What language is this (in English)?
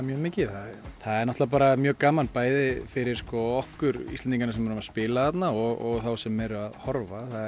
Icelandic